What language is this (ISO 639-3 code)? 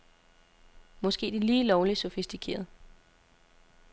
dan